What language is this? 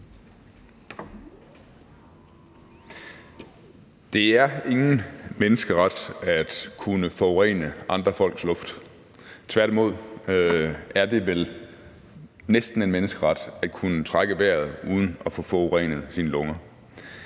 Danish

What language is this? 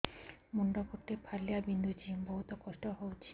Odia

